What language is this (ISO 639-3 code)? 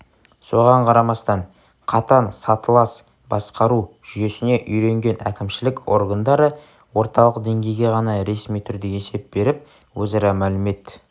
kaz